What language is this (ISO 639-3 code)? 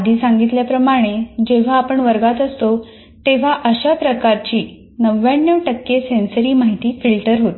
mar